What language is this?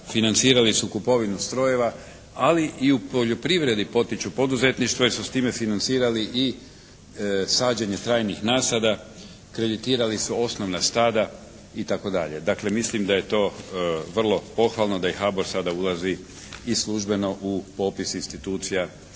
Croatian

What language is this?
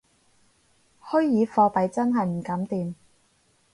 Cantonese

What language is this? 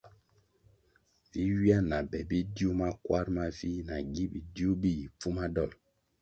Kwasio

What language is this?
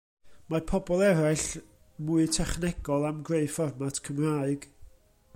Welsh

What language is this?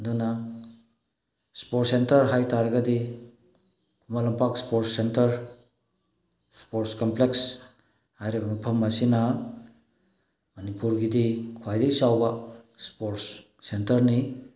Manipuri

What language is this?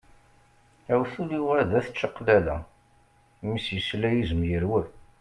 Kabyle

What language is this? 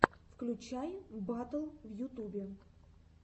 Russian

